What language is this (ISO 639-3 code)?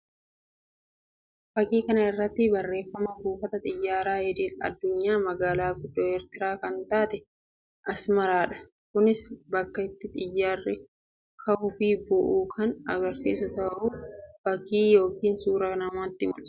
orm